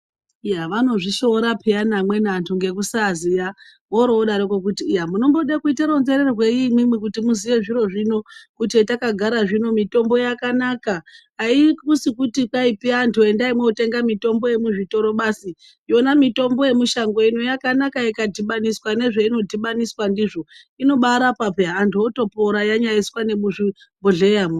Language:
Ndau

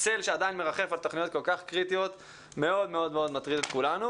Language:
Hebrew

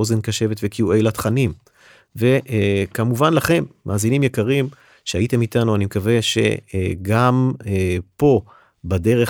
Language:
Hebrew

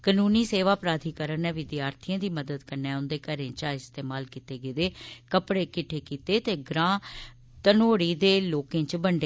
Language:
Dogri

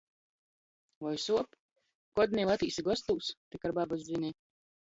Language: Latgalian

